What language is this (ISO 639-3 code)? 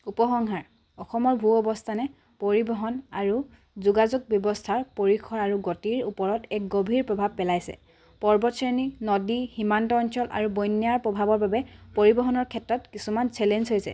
asm